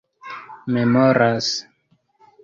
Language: Esperanto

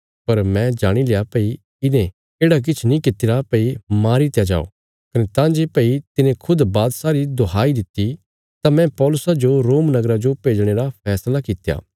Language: Bilaspuri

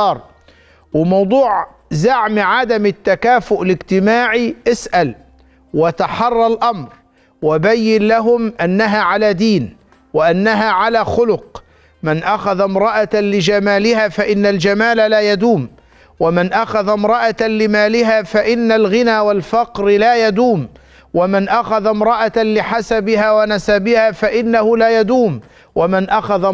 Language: Arabic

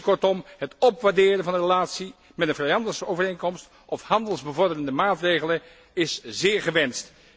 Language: Dutch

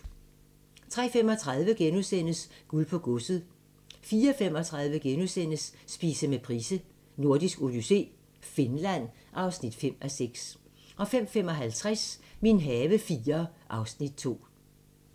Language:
Danish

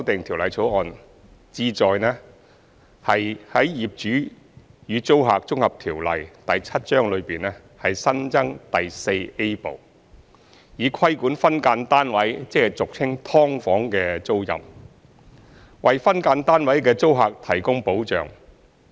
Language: Cantonese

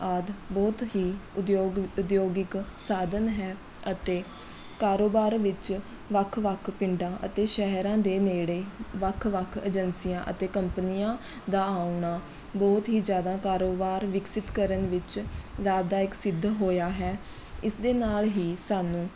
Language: Punjabi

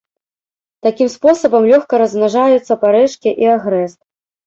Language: Belarusian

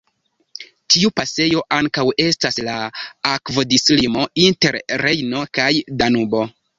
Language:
Esperanto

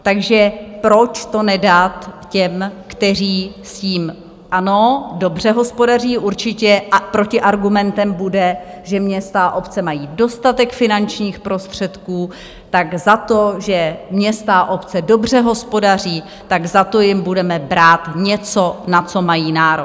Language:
Czech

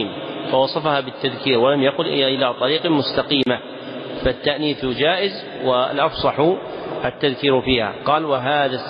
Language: Arabic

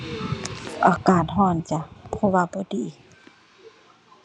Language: Thai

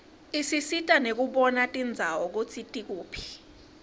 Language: Swati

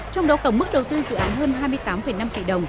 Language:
Vietnamese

